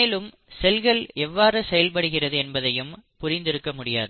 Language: Tamil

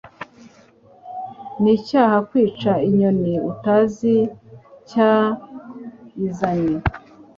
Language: Kinyarwanda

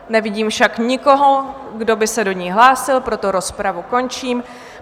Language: Czech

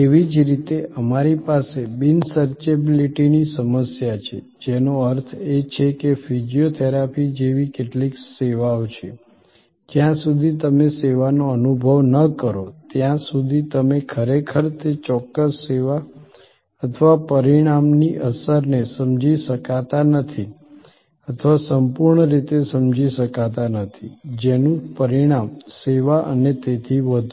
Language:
Gujarati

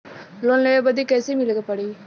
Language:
Bhojpuri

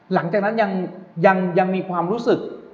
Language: Thai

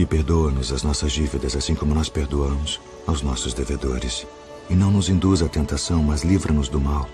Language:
Portuguese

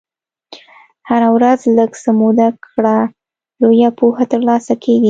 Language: Pashto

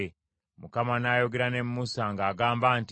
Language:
Ganda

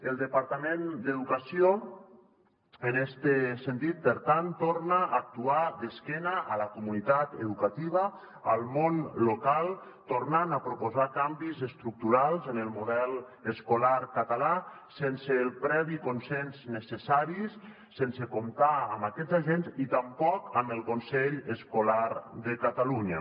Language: Catalan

